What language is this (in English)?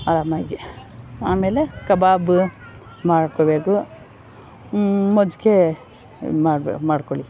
Kannada